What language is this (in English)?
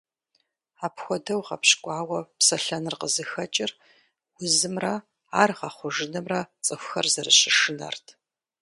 Kabardian